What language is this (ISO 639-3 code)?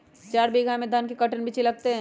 mag